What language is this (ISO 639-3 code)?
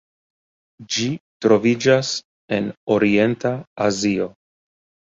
epo